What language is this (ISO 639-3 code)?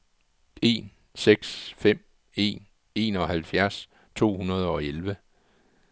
dan